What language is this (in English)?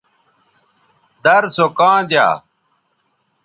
Bateri